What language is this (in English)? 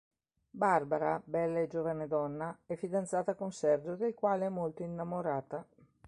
Italian